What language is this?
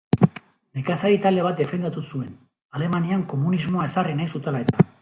Basque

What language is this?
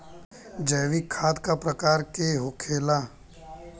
Bhojpuri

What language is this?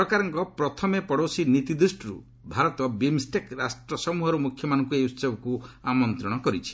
Odia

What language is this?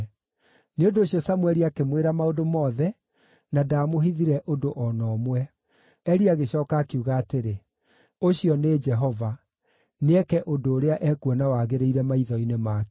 Kikuyu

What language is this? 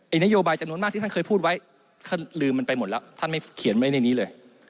Thai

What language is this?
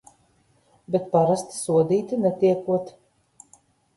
Latvian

